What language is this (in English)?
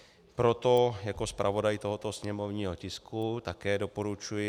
Czech